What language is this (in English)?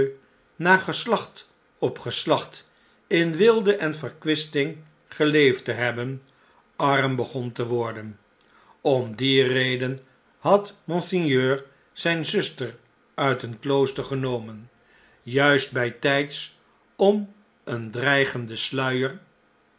Dutch